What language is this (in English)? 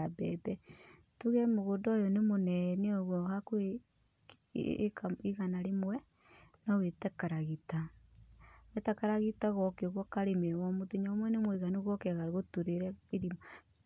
Kikuyu